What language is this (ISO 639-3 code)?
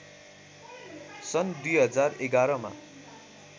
nep